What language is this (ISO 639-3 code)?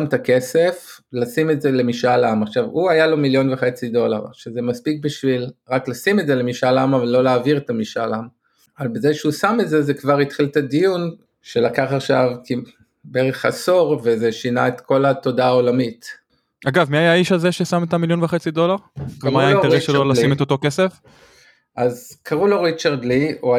heb